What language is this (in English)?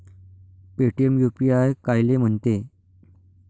Marathi